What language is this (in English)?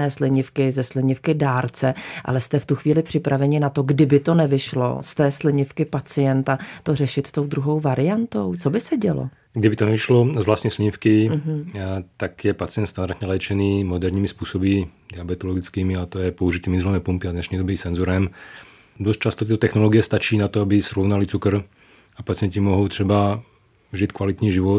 Czech